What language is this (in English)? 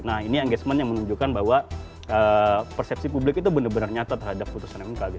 Indonesian